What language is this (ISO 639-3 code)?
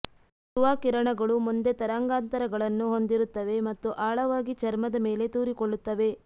kan